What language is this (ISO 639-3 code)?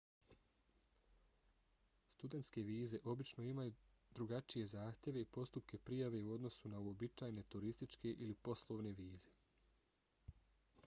bos